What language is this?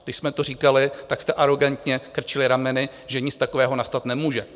Czech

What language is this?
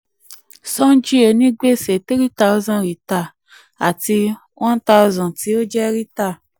Yoruba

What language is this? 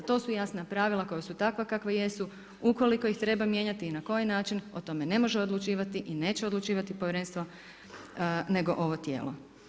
Croatian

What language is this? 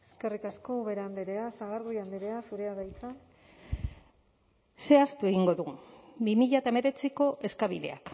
Basque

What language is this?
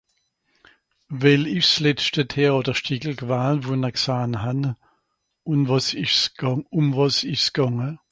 Swiss German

